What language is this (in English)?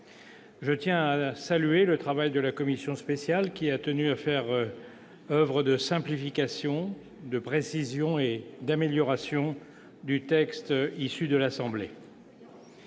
French